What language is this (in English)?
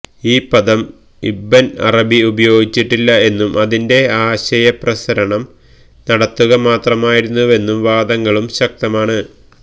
Malayalam